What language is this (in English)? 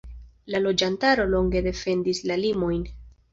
Esperanto